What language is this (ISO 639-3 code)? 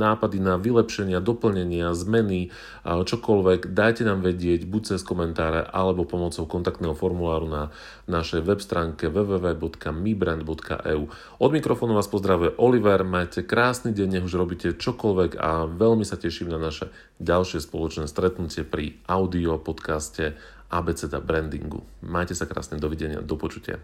slk